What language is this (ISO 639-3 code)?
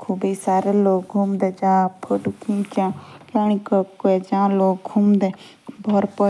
jns